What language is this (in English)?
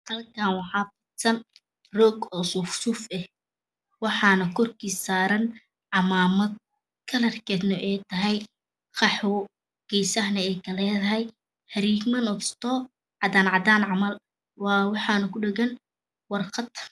Somali